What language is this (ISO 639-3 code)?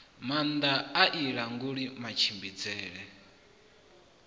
ven